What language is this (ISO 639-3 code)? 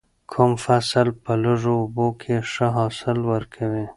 pus